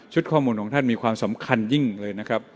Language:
Thai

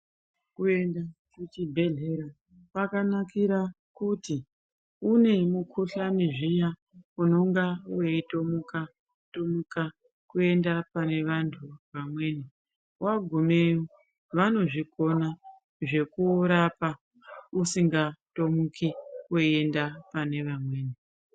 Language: Ndau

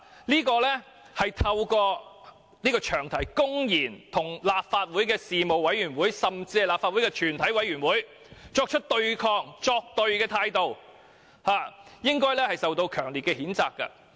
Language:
Cantonese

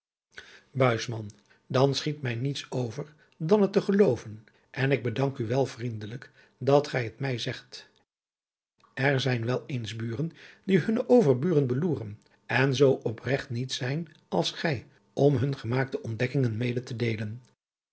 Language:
Dutch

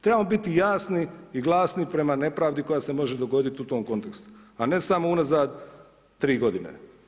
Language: Croatian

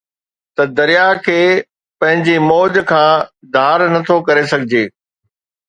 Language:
Sindhi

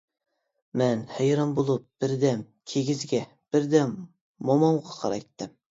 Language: Uyghur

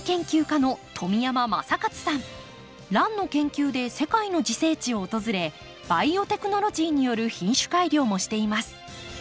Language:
Japanese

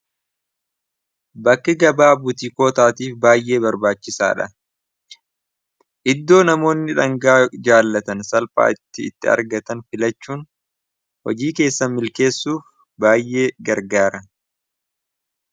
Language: Oromo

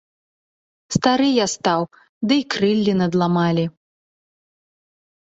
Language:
Belarusian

